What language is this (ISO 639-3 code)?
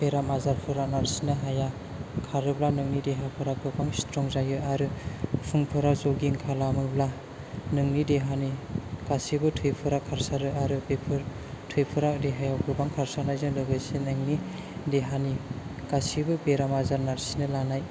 brx